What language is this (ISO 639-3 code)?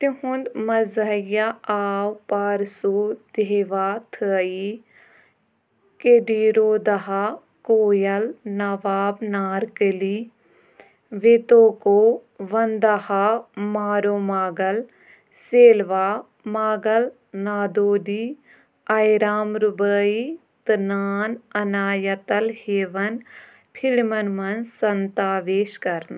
kas